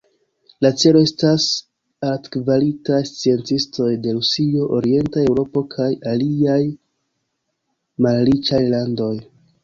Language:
Esperanto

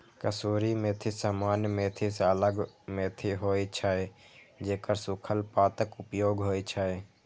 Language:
Maithili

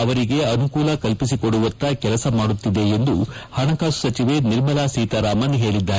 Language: Kannada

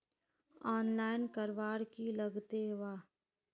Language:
Magahi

